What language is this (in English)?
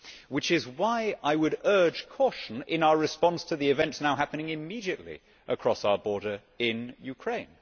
English